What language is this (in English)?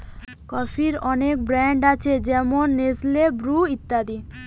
Bangla